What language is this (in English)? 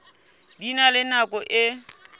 Southern Sotho